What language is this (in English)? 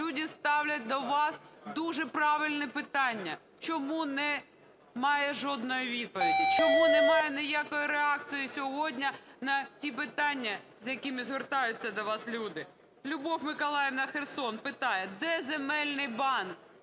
Ukrainian